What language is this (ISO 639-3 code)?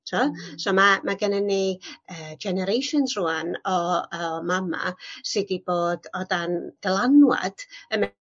cym